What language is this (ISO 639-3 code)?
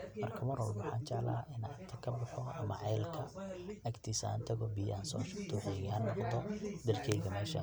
som